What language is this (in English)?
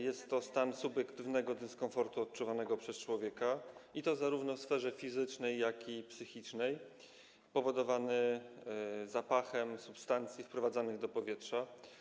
Polish